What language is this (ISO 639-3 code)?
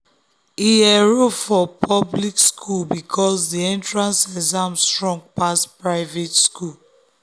pcm